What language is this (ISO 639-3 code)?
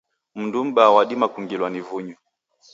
dav